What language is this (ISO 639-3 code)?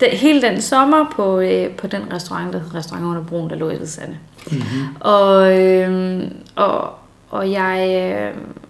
dan